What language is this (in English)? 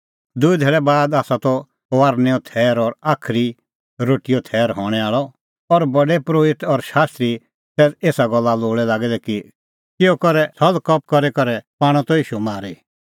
Kullu Pahari